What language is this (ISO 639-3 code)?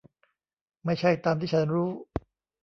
tha